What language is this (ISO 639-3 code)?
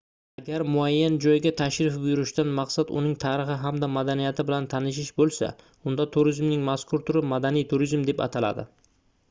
uzb